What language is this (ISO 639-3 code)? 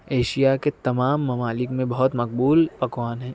urd